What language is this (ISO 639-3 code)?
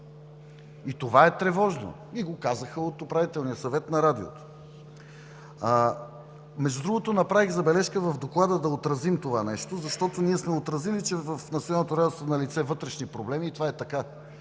bul